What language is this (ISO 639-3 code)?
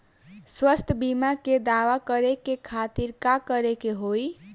bho